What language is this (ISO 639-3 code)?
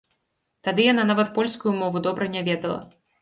bel